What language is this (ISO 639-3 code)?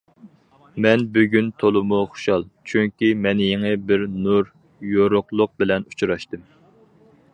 uig